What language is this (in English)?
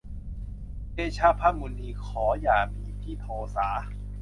Thai